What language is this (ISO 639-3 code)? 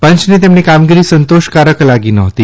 guj